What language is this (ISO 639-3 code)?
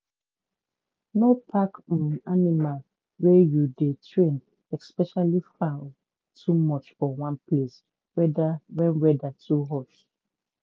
pcm